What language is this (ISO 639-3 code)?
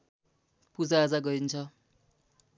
nep